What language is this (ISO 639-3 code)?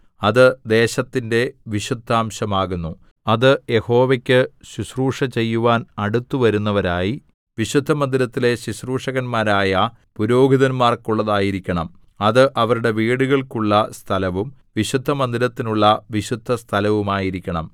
mal